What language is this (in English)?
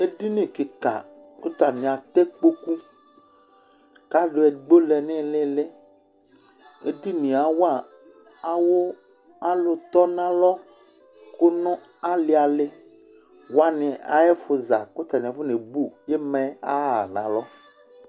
Ikposo